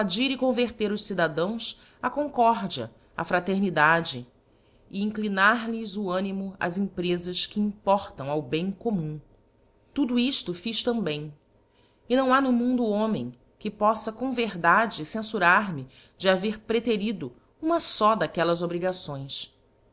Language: Portuguese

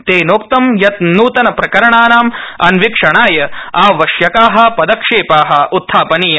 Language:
Sanskrit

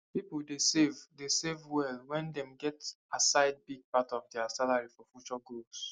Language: Nigerian Pidgin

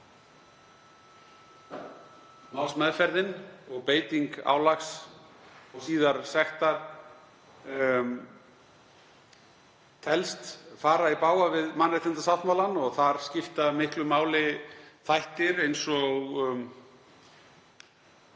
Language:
Icelandic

